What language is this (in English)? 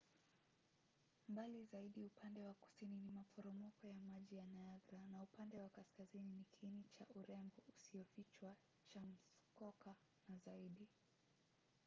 Swahili